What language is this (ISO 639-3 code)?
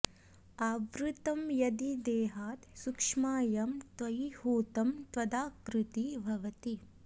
san